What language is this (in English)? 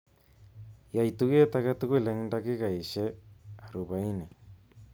Kalenjin